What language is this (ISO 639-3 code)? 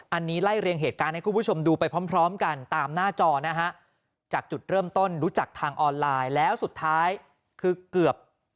tha